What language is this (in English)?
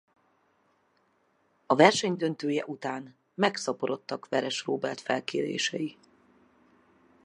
Hungarian